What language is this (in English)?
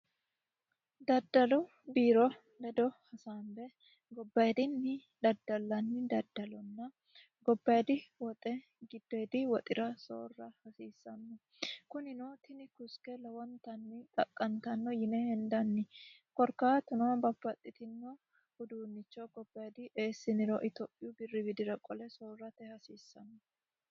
Sidamo